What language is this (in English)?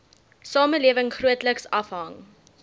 Afrikaans